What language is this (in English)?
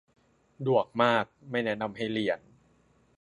Thai